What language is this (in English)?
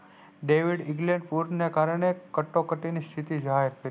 Gujarati